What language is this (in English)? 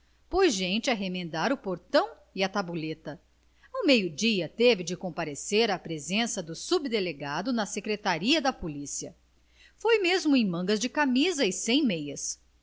Portuguese